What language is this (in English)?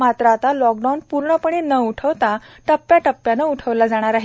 Marathi